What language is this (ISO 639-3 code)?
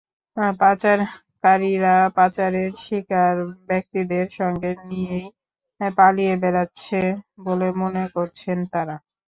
ben